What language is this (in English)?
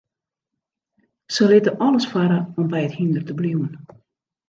Western Frisian